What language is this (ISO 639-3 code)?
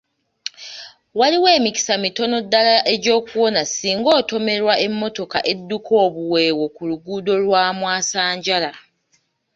lug